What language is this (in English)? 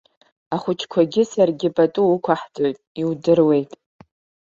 Abkhazian